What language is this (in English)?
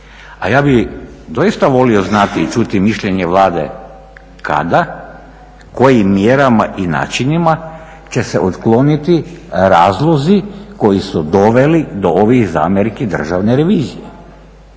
Croatian